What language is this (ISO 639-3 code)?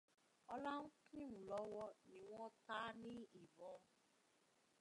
yor